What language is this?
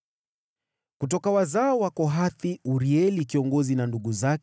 Swahili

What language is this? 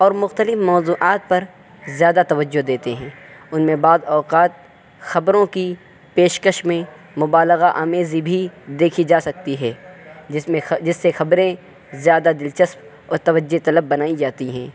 Urdu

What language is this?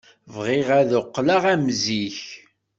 Kabyle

